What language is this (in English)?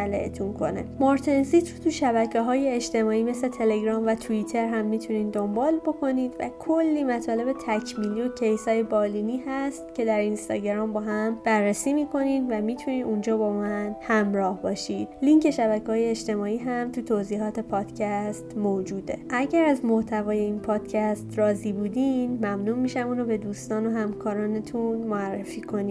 Persian